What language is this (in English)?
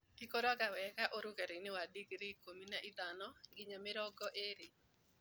Kikuyu